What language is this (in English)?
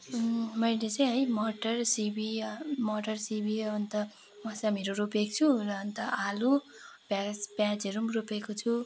Nepali